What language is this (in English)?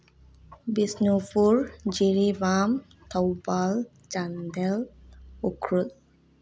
Manipuri